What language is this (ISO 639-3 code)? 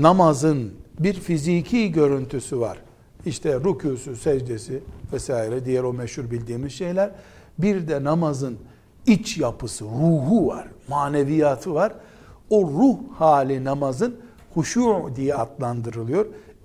tur